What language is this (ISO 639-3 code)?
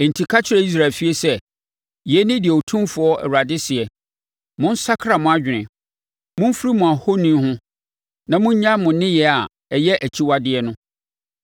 aka